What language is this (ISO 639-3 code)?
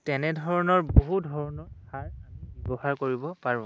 asm